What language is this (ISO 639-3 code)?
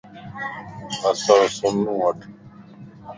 lss